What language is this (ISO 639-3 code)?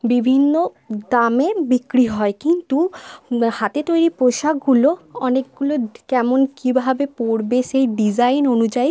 ben